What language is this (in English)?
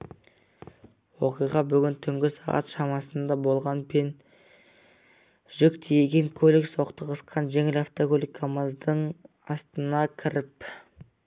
Kazakh